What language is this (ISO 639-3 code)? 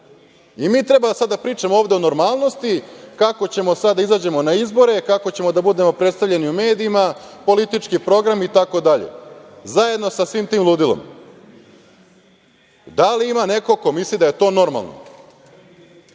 srp